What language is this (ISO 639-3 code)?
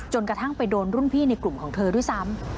tha